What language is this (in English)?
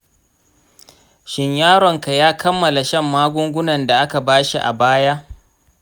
Hausa